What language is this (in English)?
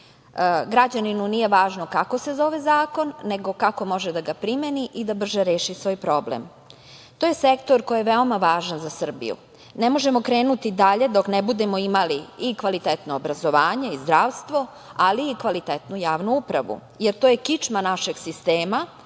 Serbian